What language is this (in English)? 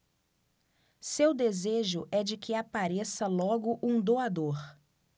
Portuguese